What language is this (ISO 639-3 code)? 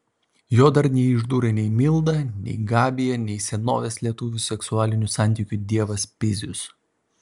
lit